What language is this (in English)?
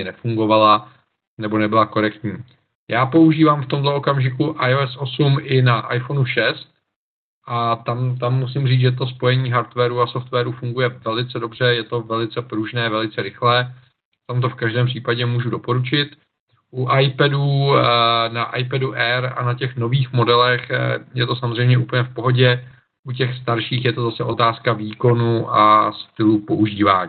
Czech